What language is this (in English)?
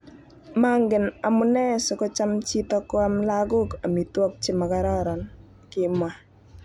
Kalenjin